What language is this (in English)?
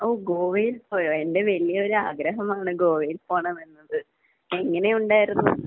Malayalam